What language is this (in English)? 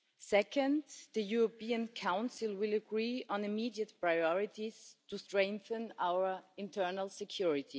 English